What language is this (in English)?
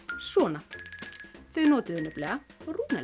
Icelandic